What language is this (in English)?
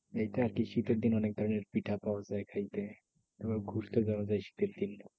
Bangla